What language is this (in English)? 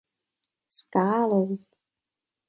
Czech